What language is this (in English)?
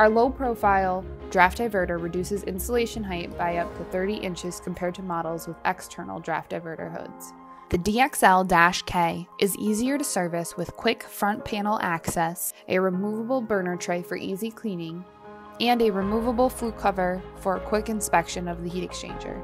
English